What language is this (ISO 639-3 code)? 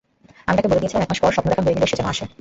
ben